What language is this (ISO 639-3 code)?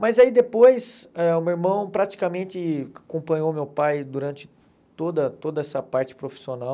por